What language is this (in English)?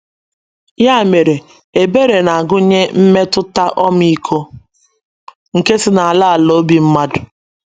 Igbo